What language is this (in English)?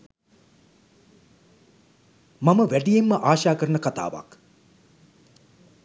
Sinhala